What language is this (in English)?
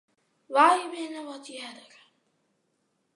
Western Frisian